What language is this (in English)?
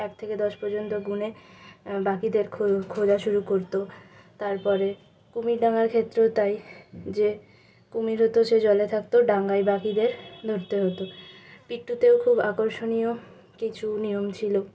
Bangla